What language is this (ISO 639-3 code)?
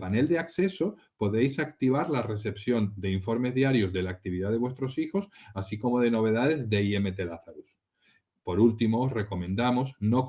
spa